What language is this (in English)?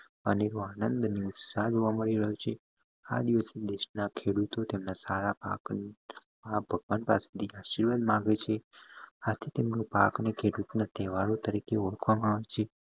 Gujarati